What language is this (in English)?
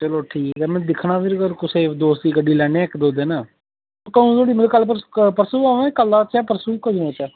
Dogri